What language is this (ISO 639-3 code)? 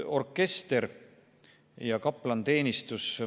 est